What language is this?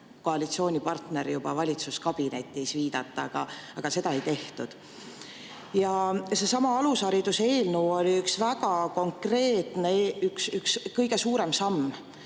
Estonian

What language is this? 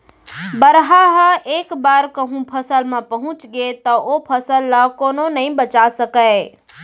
Chhattisgarhi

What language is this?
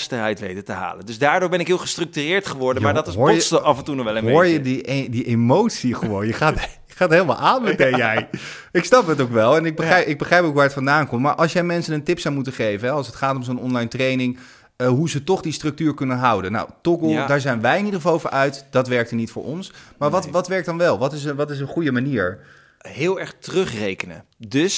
Dutch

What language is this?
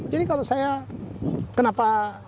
Indonesian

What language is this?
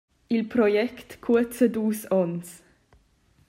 Romansh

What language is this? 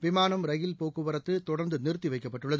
Tamil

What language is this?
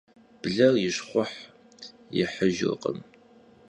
Kabardian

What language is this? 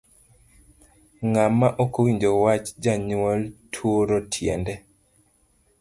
Luo (Kenya and Tanzania)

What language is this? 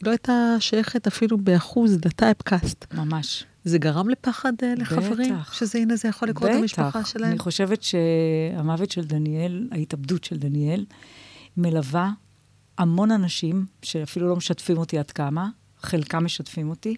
Hebrew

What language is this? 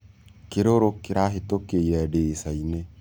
Kikuyu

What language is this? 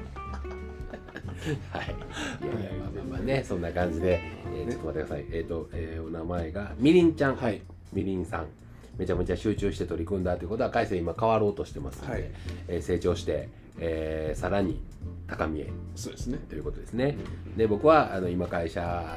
Japanese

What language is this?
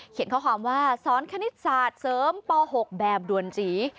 Thai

